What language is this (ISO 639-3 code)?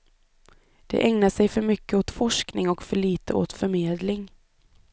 swe